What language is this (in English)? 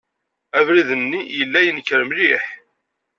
Kabyle